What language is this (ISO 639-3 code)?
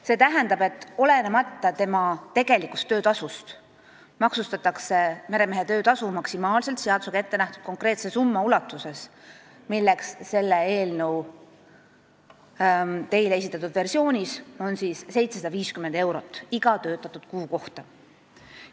est